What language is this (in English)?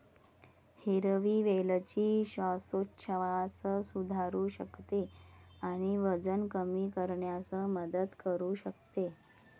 Marathi